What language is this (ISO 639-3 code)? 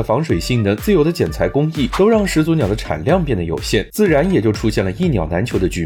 zho